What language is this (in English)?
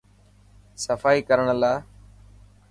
Dhatki